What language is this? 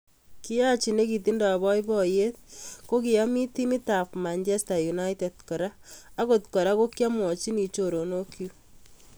Kalenjin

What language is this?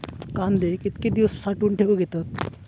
Marathi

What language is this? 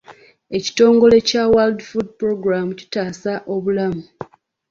Ganda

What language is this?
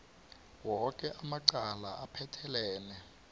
South Ndebele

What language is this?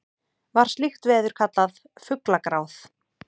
Icelandic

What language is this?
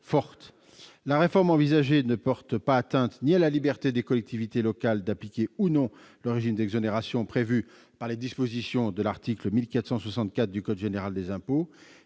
French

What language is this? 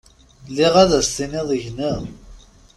Kabyle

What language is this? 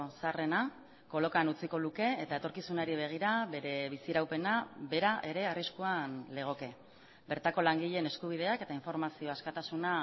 Basque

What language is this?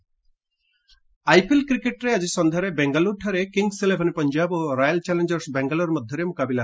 Odia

